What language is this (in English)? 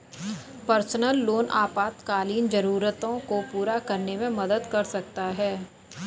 Hindi